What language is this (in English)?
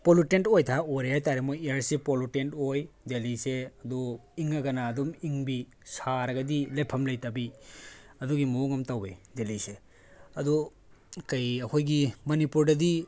Manipuri